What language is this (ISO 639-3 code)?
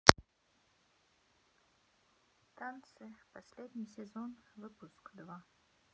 rus